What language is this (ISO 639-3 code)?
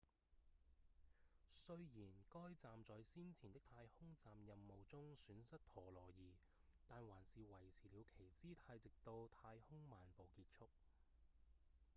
yue